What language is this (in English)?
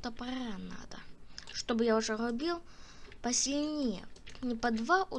Russian